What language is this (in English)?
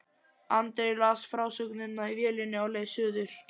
Icelandic